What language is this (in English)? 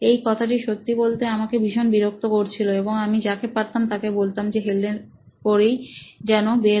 Bangla